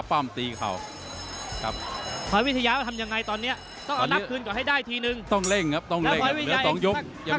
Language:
Thai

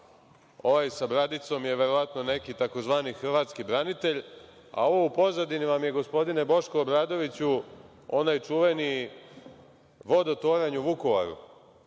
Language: Serbian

